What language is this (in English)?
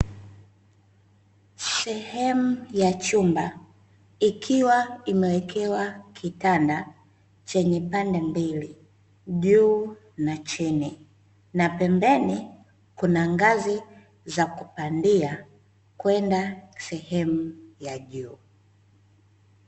Swahili